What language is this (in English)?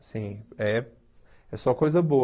Portuguese